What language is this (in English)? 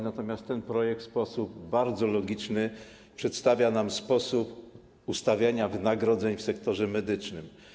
Polish